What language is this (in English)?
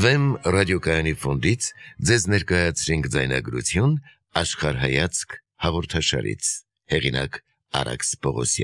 Dutch